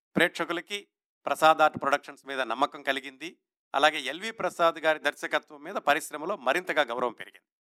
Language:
Telugu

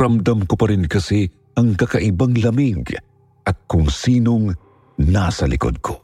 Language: Filipino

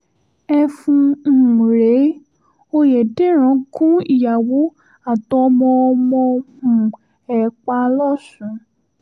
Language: Yoruba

